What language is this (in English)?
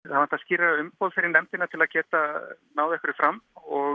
Icelandic